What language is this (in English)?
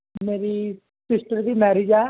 Punjabi